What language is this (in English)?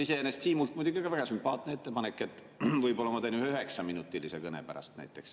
Estonian